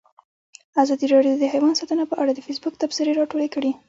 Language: Pashto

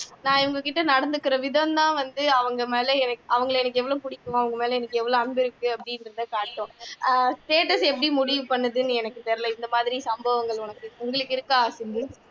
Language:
Tamil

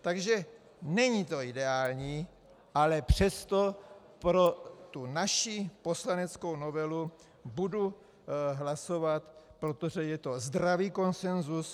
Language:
Czech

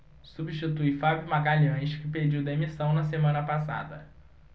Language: Portuguese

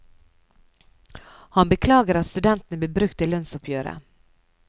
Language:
Norwegian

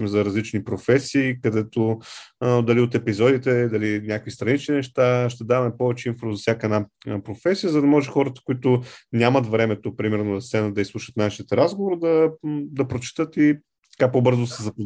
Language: Bulgarian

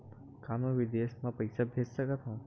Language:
Chhattisgarhi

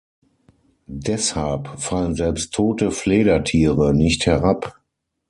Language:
German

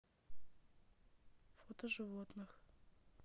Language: Russian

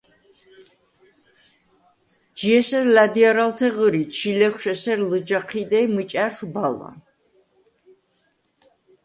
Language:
Svan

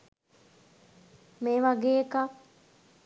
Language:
Sinhala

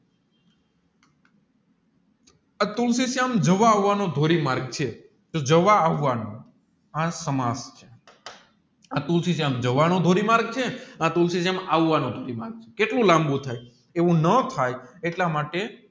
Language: Gujarati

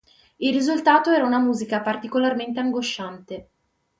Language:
Italian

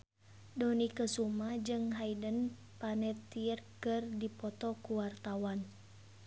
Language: Sundanese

